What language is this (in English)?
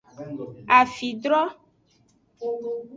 Aja (Benin)